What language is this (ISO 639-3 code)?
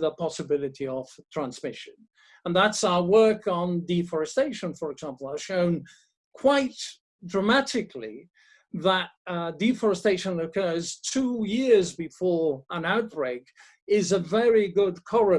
eng